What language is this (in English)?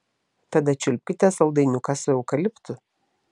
Lithuanian